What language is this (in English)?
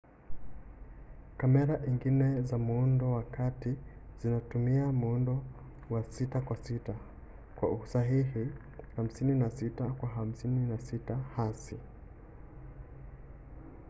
Swahili